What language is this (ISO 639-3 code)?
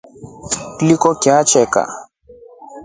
rof